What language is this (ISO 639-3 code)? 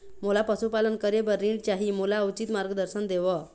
hne